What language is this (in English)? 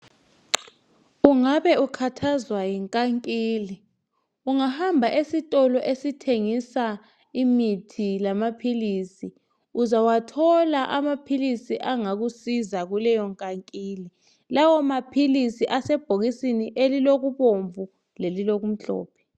North Ndebele